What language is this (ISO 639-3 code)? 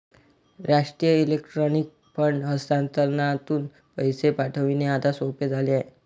mar